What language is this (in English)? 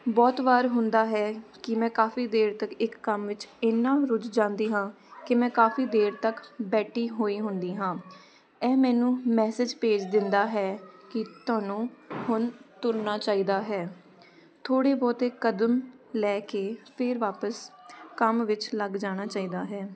Punjabi